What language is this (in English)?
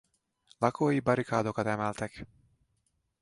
Hungarian